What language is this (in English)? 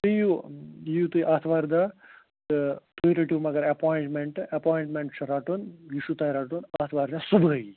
Kashmiri